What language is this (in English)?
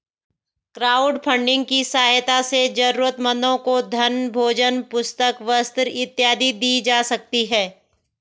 Hindi